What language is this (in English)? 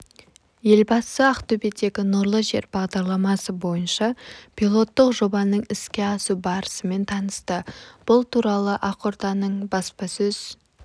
Kazakh